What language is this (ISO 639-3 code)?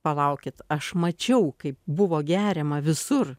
lit